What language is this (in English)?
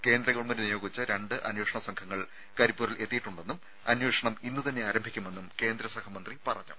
Malayalam